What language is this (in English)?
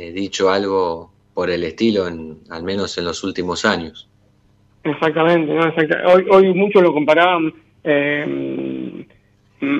Spanish